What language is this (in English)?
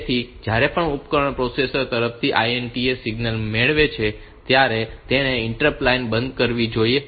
Gujarati